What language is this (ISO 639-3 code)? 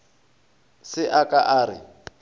nso